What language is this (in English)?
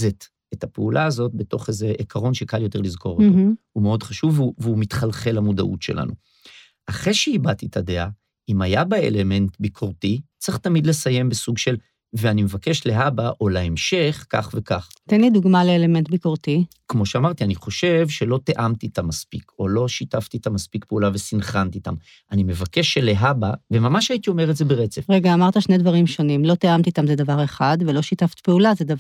Hebrew